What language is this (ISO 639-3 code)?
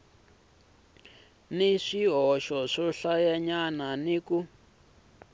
tso